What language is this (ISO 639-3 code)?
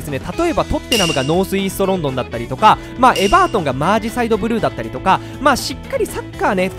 jpn